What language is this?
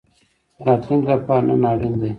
Pashto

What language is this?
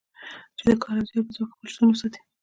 Pashto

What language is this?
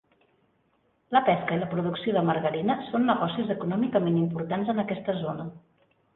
Catalan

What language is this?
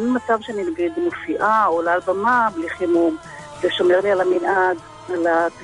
Hebrew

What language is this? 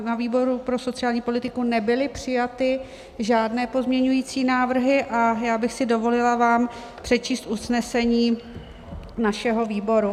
Czech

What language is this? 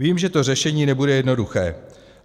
Czech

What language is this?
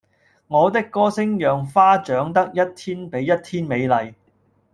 Cantonese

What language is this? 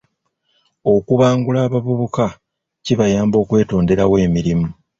Ganda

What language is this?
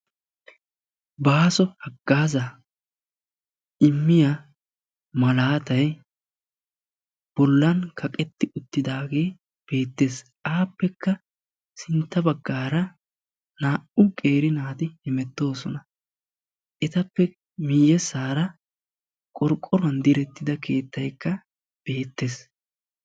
Wolaytta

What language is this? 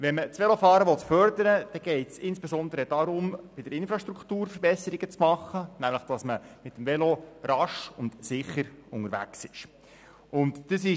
Swiss German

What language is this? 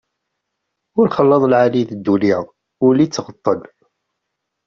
Kabyle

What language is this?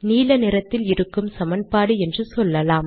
Tamil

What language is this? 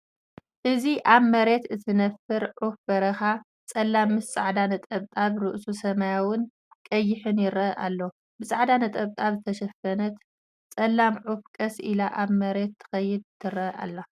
Tigrinya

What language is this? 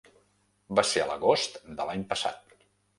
Catalan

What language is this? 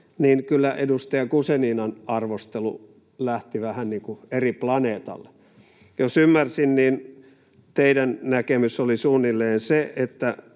Finnish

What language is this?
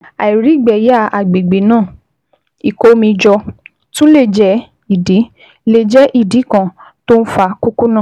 Yoruba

